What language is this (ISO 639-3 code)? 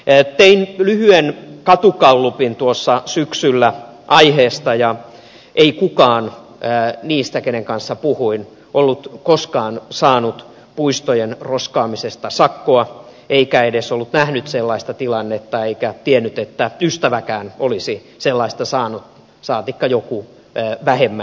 fin